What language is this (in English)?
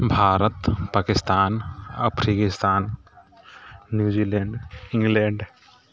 Maithili